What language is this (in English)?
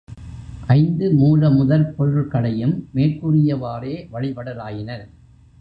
Tamil